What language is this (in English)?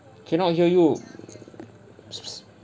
English